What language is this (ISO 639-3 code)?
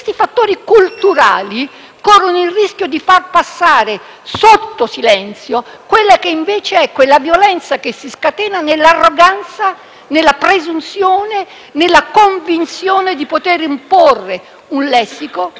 ita